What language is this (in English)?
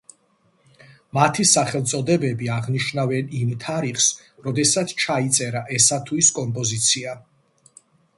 Georgian